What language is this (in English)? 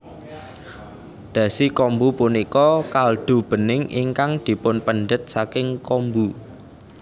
Javanese